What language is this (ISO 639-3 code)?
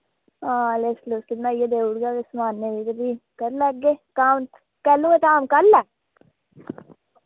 doi